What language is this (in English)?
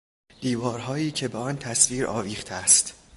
Persian